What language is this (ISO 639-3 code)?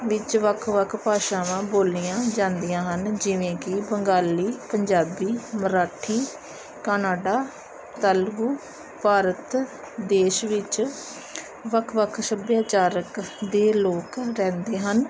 pan